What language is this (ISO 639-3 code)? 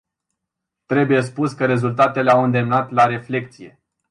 ron